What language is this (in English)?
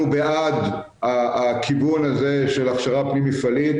Hebrew